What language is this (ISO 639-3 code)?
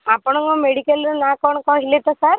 ori